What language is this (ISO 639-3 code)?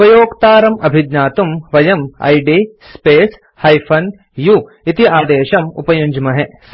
san